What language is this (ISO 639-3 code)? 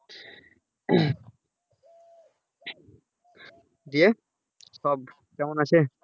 ben